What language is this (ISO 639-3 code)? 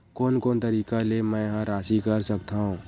hne